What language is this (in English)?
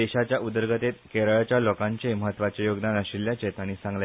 Konkani